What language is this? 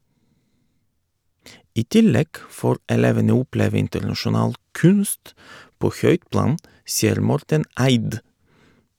Norwegian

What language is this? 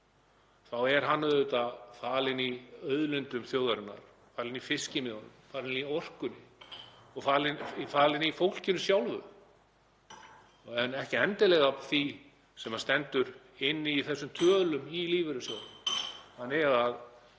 Icelandic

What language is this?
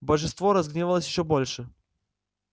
Russian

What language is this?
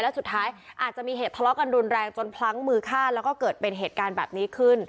Thai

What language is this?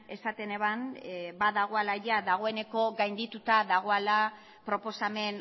Basque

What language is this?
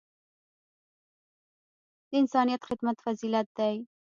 Pashto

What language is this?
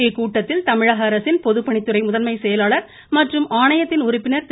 Tamil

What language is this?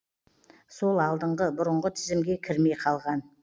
Kazakh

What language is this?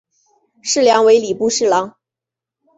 Chinese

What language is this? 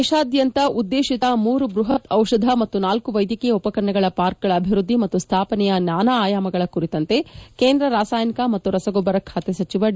Kannada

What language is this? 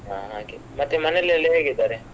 Kannada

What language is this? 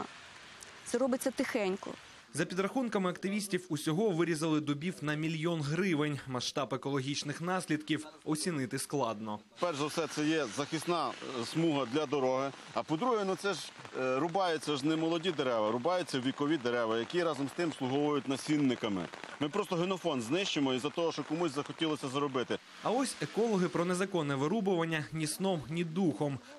Ukrainian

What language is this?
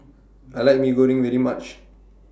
English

